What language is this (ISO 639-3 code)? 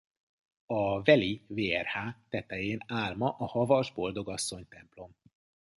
hun